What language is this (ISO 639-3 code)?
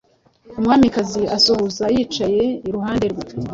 kin